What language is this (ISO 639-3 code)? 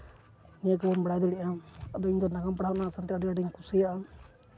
sat